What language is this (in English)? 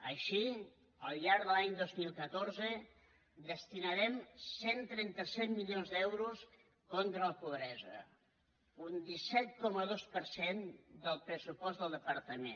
Catalan